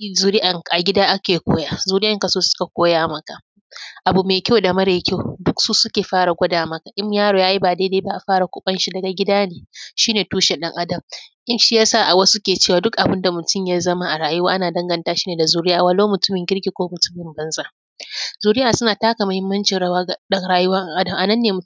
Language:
Hausa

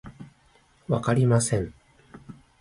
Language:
Japanese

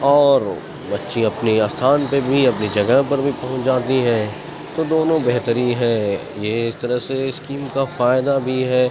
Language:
Urdu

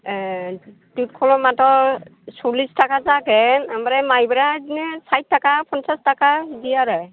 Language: Bodo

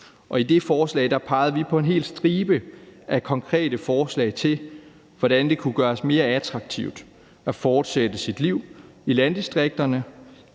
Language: Danish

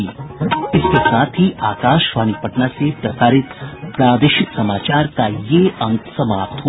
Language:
Hindi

